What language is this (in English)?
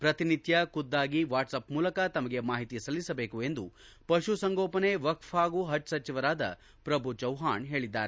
Kannada